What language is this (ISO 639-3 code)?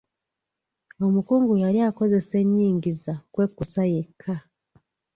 lug